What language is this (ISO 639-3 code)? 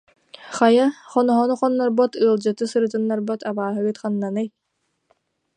sah